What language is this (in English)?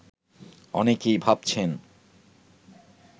Bangla